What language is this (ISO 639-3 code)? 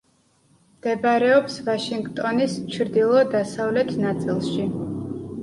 kat